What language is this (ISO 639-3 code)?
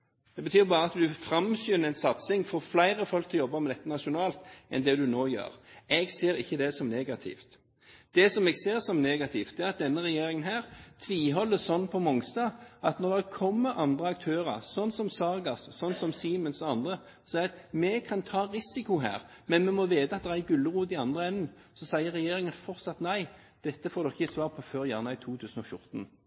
nob